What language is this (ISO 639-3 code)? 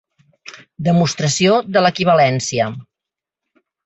cat